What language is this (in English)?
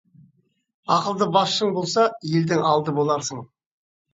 Kazakh